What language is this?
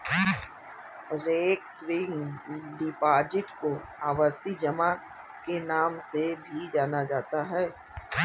Hindi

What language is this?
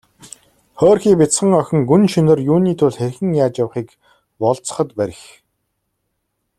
Mongolian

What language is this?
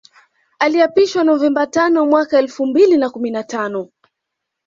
Swahili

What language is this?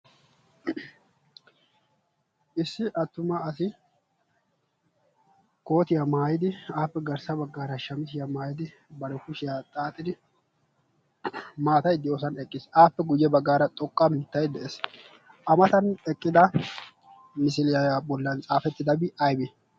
Wolaytta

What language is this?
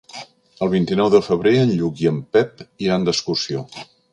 Catalan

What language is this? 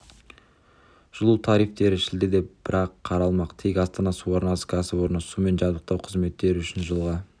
Kazakh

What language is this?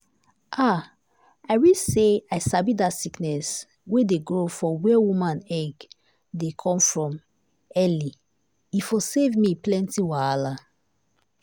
Nigerian Pidgin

